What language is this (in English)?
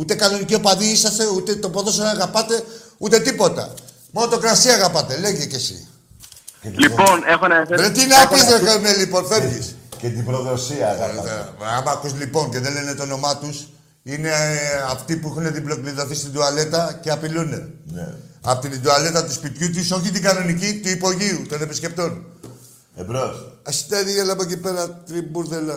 Greek